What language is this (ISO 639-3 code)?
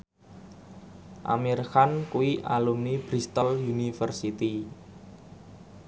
jav